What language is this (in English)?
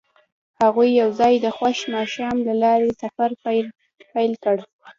Pashto